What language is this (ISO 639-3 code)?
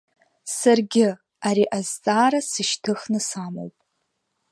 abk